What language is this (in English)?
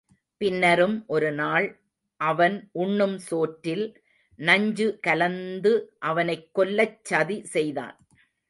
Tamil